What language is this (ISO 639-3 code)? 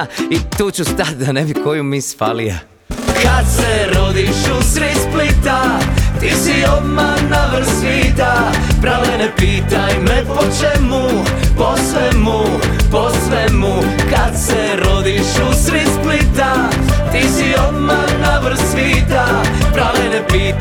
hrv